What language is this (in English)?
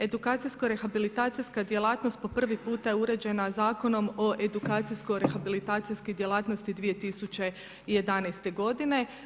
Croatian